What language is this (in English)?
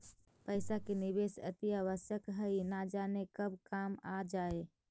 Magahi